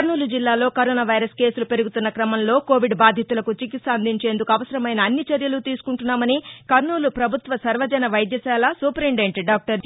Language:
Telugu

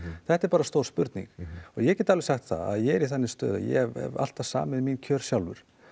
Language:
Icelandic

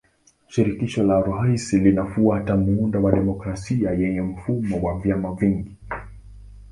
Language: Swahili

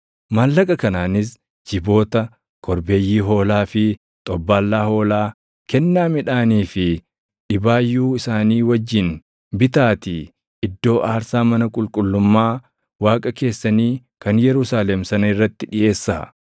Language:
Oromo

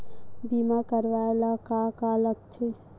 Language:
Chhattisgarhi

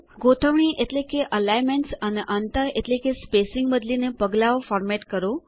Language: Gujarati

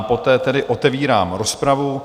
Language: Czech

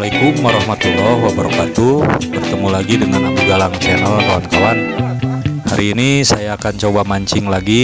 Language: Indonesian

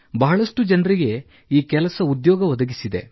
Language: Kannada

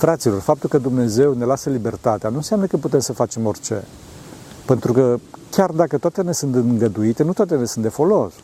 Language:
Romanian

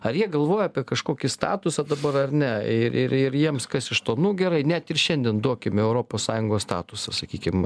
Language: Lithuanian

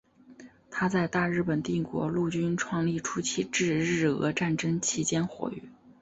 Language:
Chinese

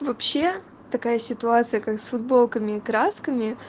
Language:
Russian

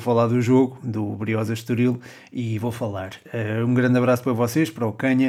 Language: Portuguese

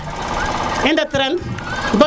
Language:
Serer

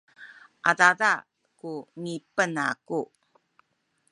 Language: Sakizaya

